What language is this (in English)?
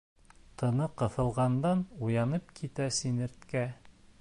Bashkir